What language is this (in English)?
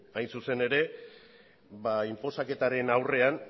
Basque